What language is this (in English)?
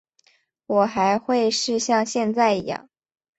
Chinese